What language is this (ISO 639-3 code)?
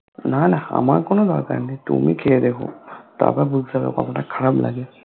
ben